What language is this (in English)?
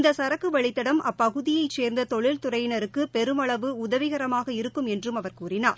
Tamil